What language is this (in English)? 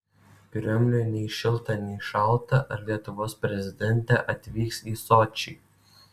Lithuanian